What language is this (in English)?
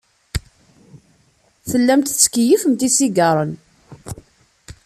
Kabyle